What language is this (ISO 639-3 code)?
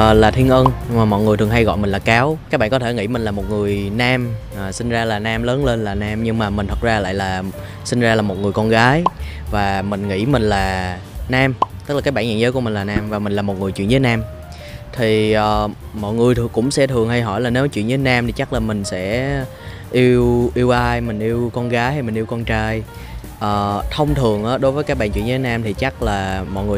vie